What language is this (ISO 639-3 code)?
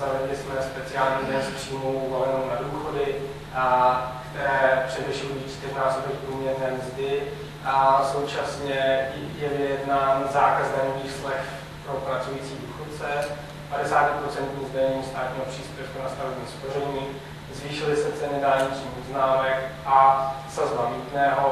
ces